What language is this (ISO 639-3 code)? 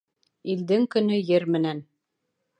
bak